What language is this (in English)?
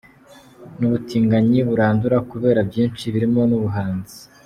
Kinyarwanda